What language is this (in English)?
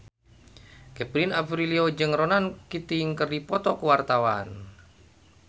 Sundanese